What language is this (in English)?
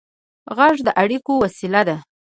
Pashto